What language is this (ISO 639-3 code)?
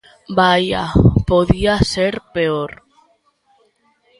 glg